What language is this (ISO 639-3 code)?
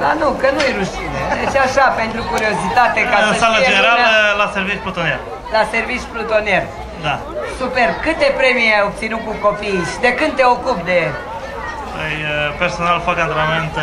ron